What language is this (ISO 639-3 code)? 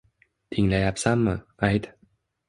uzb